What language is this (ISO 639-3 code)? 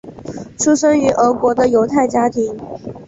zho